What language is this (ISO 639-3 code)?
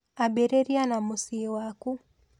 kik